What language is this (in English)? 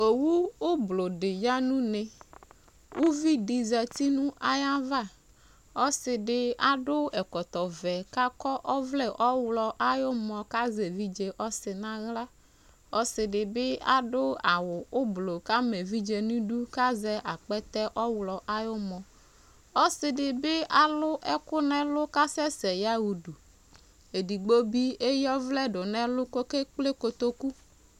Ikposo